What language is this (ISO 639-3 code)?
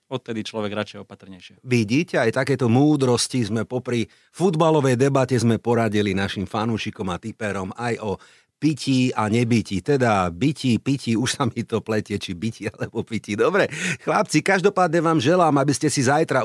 slk